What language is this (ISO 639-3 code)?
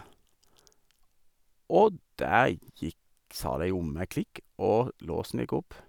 nor